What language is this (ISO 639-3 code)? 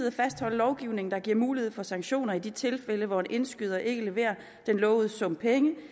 dan